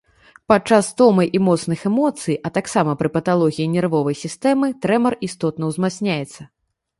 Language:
Belarusian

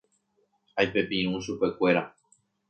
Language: Guarani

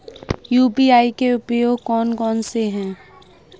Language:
Hindi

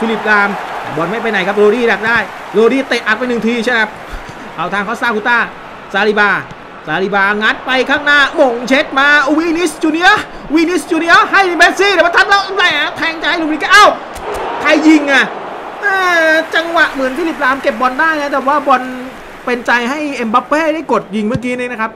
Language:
Thai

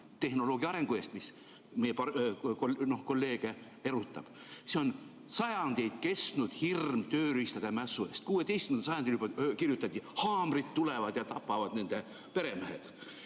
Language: Estonian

